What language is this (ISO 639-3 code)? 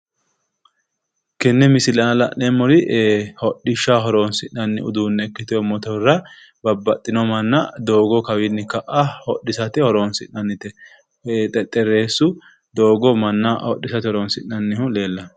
sid